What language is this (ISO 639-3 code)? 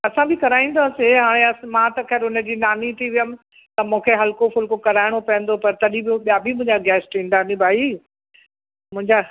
snd